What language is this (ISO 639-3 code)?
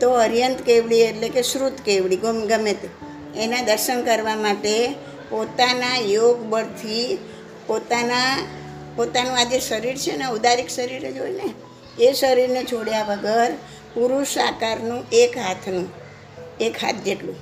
guj